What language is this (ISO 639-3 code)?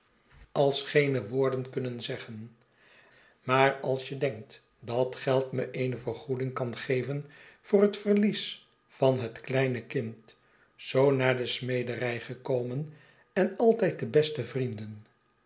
nld